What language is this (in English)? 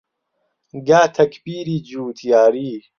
Central Kurdish